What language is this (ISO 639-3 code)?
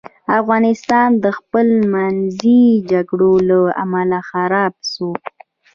pus